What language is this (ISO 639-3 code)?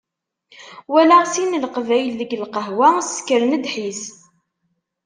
kab